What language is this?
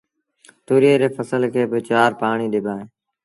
Sindhi Bhil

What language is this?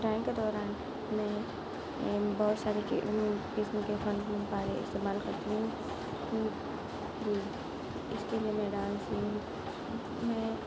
Urdu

